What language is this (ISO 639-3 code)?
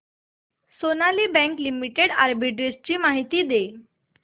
mar